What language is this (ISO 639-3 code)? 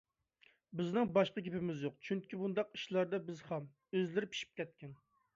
uig